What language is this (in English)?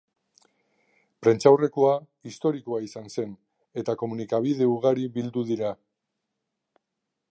Basque